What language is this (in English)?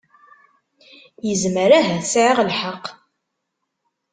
Kabyle